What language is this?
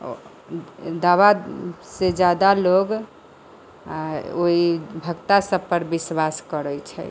Maithili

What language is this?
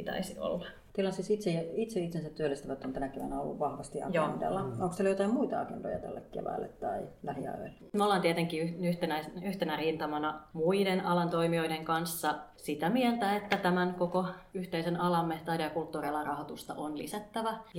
Finnish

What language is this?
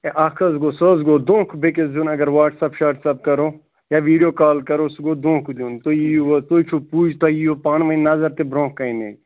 Kashmiri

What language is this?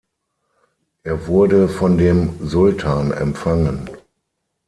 German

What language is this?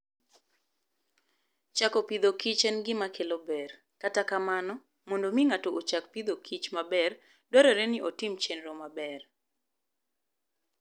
Luo (Kenya and Tanzania)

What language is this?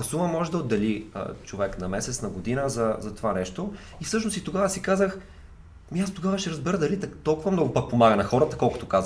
Bulgarian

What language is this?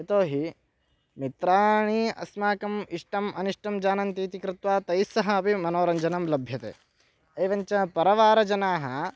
Sanskrit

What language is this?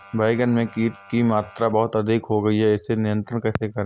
Hindi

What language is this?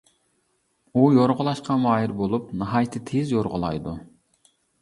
Uyghur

